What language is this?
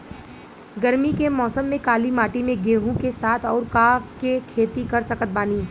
Bhojpuri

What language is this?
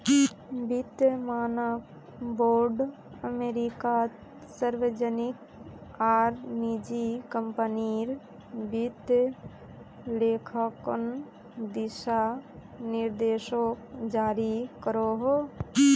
Magahi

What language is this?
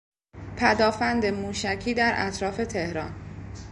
Persian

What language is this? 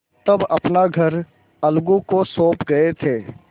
Hindi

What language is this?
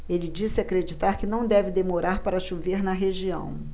Portuguese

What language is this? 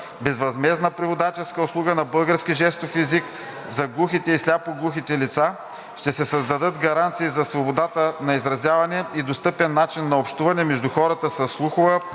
Bulgarian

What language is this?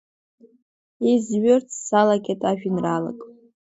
Abkhazian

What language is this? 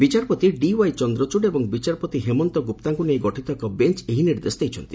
Odia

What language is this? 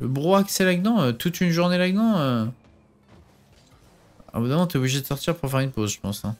French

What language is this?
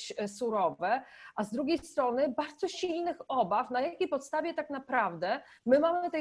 Polish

